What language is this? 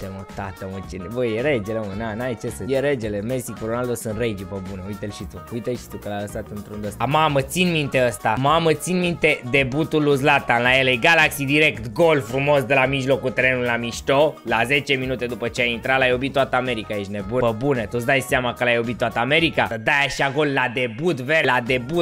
Romanian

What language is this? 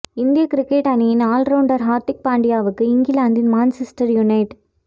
Tamil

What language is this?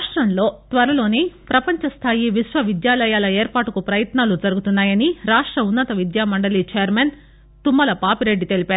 Telugu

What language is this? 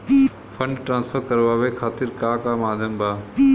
Bhojpuri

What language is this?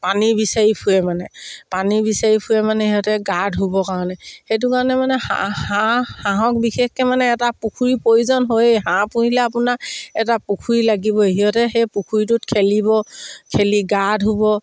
Assamese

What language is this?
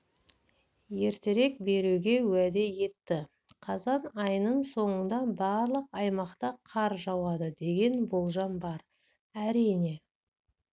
Kazakh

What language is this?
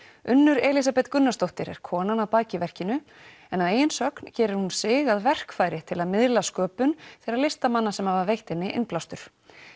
Icelandic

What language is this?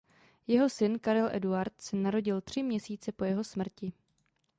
Czech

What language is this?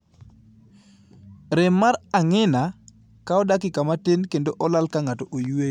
Luo (Kenya and Tanzania)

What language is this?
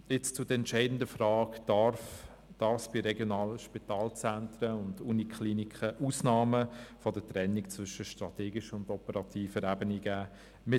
Swiss German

